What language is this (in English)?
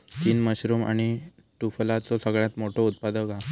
Marathi